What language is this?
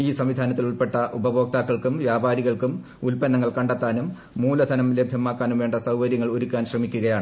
Malayalam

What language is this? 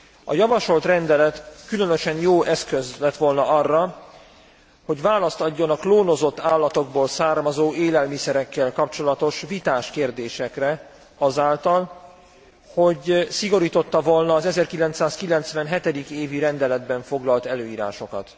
Hungarian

